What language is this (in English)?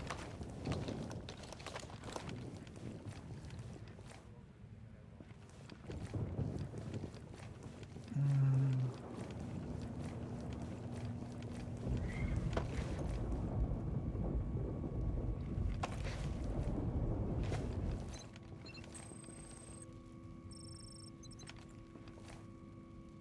German